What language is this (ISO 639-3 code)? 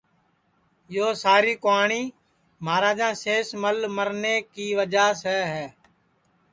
ssi